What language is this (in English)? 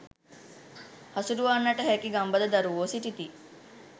Sinhala